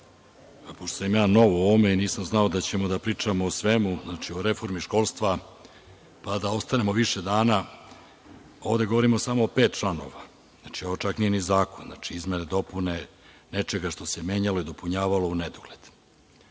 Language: Serbian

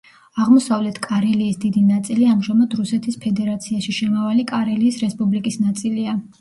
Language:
Georgian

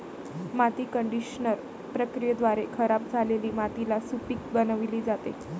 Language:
Marathi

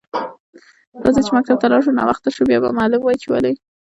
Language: Pashto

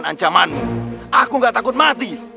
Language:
Indonesian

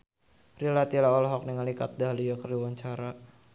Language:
Sundanese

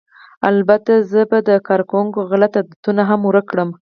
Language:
Pashto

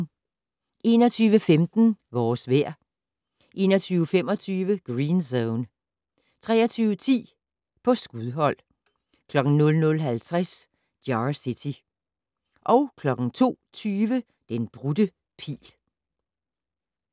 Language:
Danish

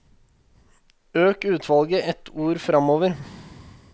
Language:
Norwegian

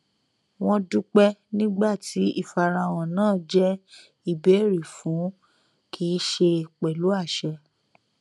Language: Yoruba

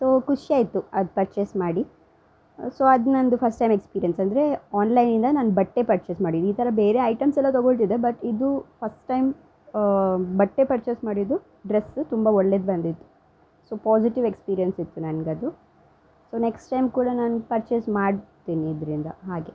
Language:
Kannada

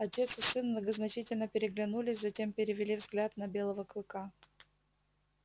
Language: Russian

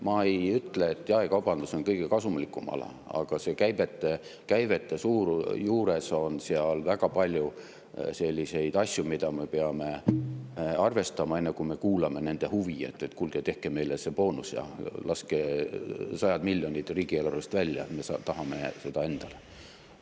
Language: Estonian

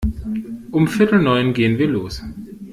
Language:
German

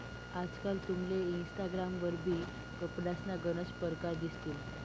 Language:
Marathi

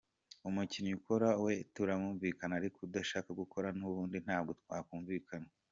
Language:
Kinyarwanda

